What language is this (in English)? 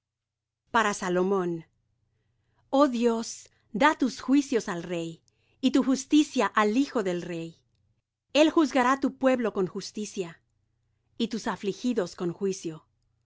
Spanish